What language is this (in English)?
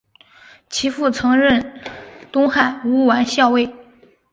Chinese